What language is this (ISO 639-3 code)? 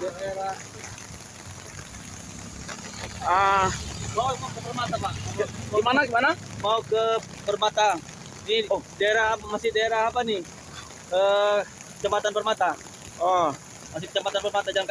ind